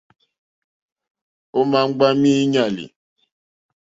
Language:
Mokpwe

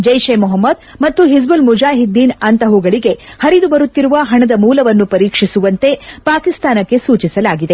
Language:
Kannada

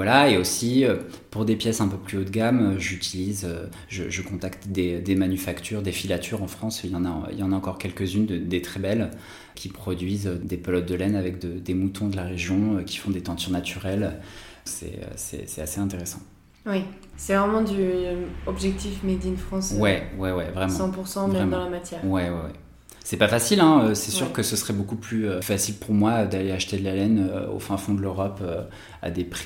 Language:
French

